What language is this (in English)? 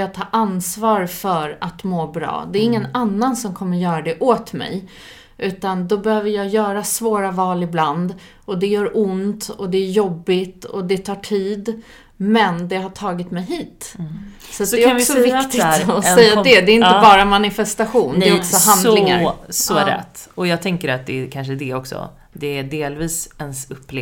Swedish